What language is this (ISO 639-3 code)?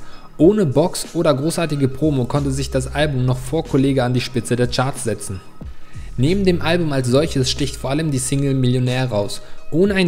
deu